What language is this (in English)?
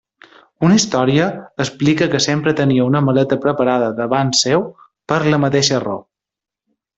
Catalan